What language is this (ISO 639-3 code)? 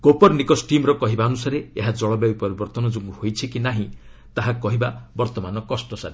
ori